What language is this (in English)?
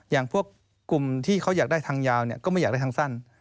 Thai